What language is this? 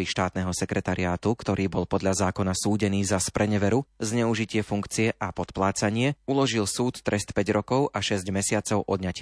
Slovak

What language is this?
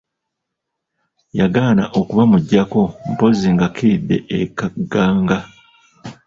Ganda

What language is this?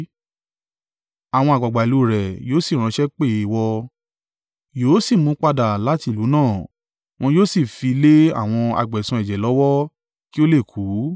Yoruba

